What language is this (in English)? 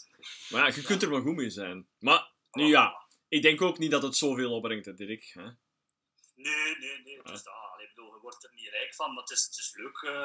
Dutch